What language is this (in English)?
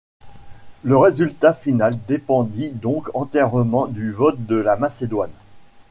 French